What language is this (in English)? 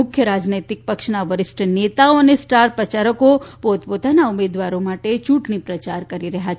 Gujarati